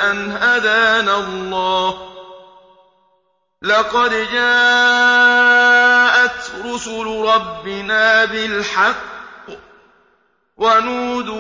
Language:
Arabic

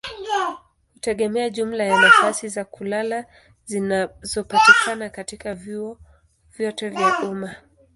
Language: Swahili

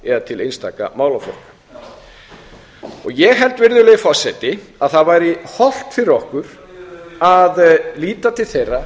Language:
Icelandic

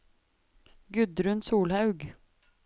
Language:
Norwegian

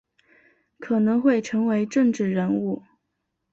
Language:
Chinese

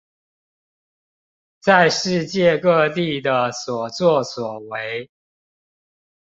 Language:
Chinese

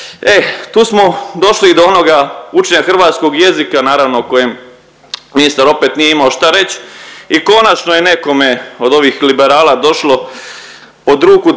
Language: Croatian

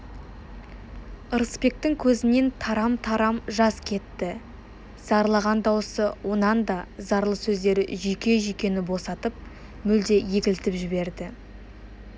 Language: Kazakh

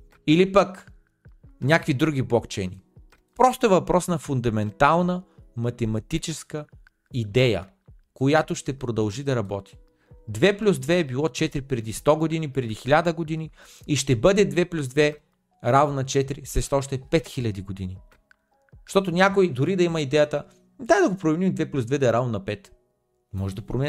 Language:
Bulgarian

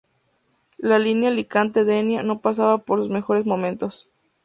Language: Spanish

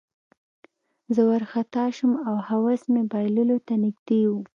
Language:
Pashto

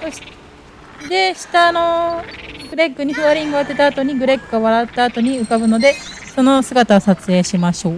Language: Japanese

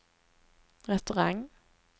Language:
Swedish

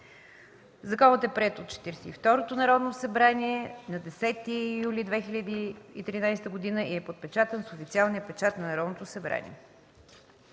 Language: Bulgarian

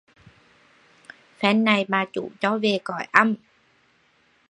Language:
Vietnamese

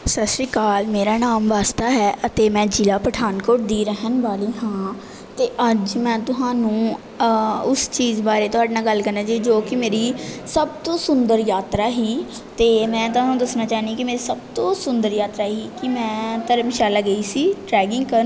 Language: Punjabi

